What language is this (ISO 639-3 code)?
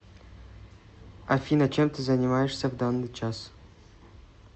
rus